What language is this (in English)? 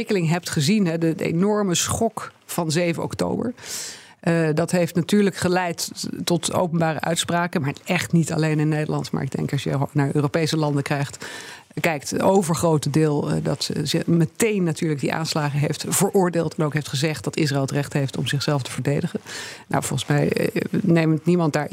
Dutch